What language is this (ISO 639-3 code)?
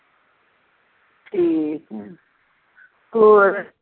pan